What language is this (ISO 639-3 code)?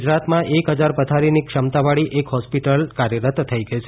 guj